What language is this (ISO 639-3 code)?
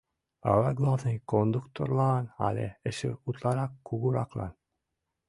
chm